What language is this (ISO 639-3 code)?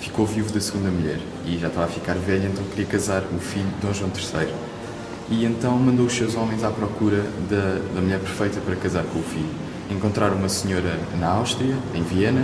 por